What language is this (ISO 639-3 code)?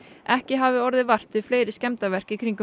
isl